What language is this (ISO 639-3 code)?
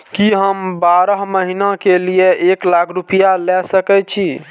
mai